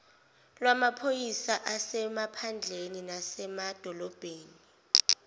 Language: Zulu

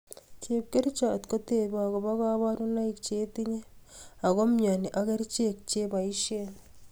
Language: Kalenjin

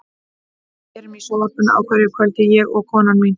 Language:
Icelandic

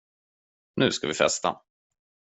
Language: Swedish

